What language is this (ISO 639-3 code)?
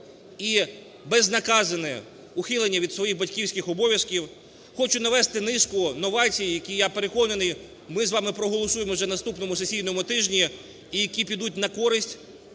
ukr